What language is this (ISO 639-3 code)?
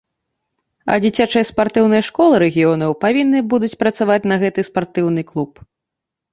bel